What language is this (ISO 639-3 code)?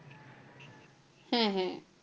ben